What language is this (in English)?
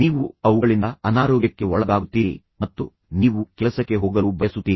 Kannada